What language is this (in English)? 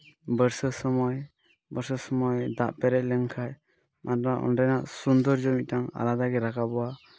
Santali